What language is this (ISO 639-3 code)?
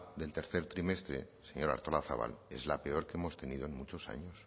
spa